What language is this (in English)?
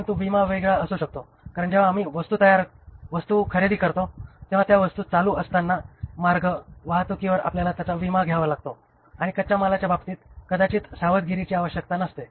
Marathi